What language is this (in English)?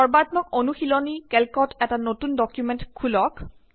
Assamese